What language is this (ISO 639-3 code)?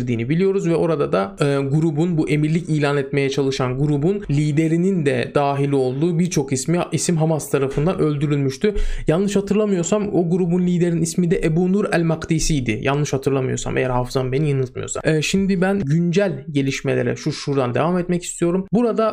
tur